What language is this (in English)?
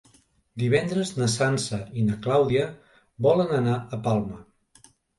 Catalan